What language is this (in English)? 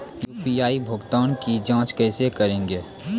Maithili